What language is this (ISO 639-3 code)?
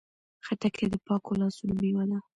pus